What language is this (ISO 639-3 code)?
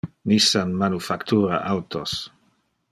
ina